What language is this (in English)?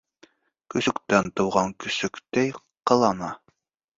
Bashkir